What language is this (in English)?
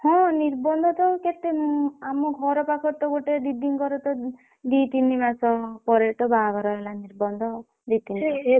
Odia